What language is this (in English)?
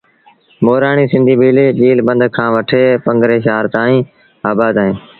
Sindhi Bhil